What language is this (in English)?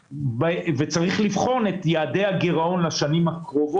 Hebrew